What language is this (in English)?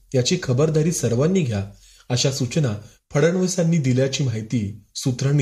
Marathi